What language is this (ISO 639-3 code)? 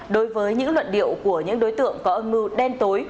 vie